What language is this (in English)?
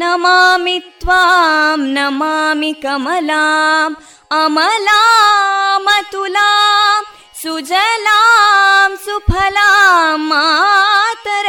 Kannada